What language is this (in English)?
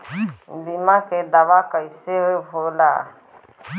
Bhojpuri